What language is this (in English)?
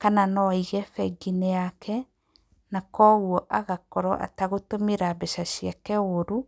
Kikuyu